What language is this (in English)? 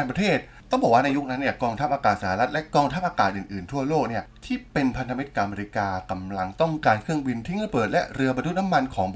Thai